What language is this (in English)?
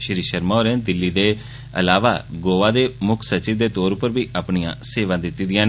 Dogri